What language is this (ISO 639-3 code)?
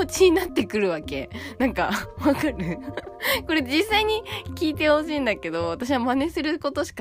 jpn